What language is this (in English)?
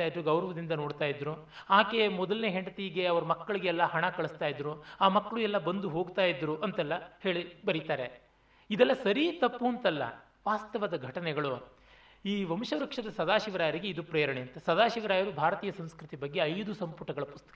Kannada